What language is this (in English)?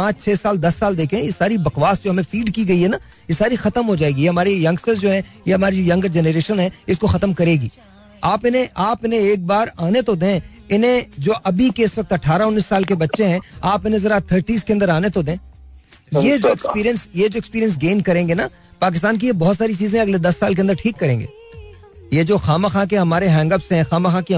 Hindi